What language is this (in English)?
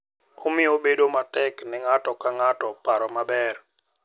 Luo (Kenya and Tanzania)